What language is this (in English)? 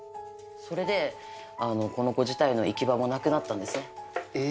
Japanese